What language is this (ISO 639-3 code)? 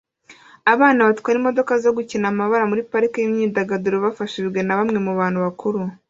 kin